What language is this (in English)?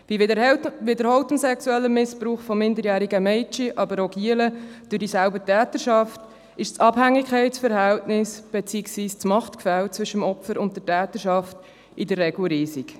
Swiss German